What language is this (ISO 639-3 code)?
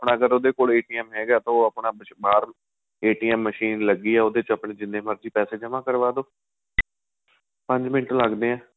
pan